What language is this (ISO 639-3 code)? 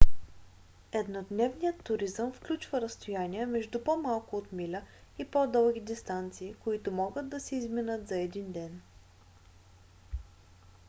bul